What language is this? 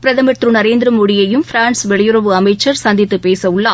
Tamil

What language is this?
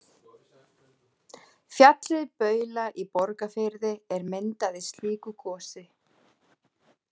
Icelandic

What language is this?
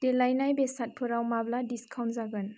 Bodo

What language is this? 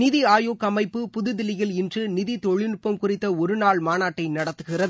Tamil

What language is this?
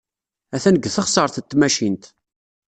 Kabyle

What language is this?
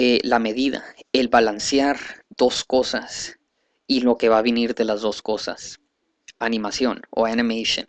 Spanish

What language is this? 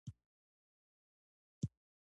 Pashto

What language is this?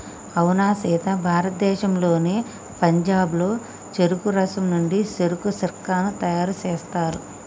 Telugu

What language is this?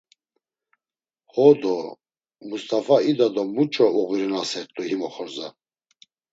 Laz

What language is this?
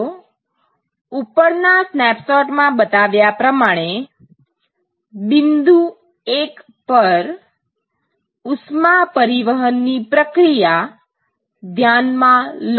Gujarati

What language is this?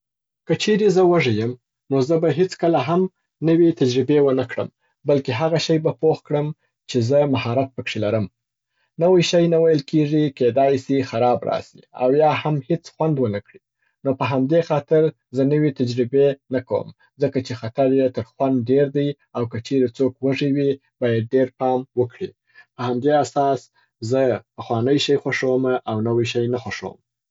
Southern Pashto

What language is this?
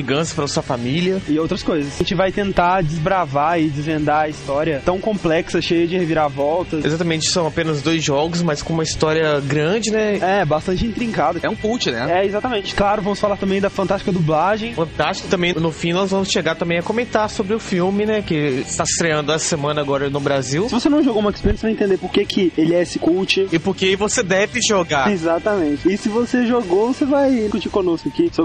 Portuguese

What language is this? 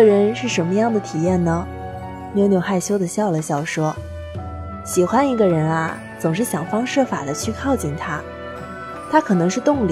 Chinese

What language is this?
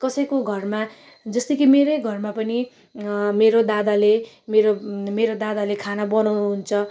Nepali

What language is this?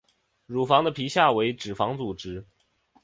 Chinese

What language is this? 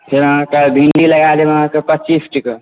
Maithili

